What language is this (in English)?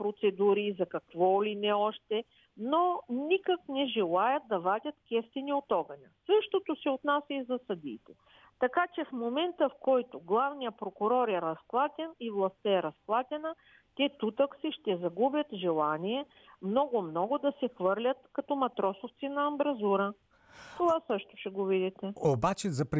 Bulgarian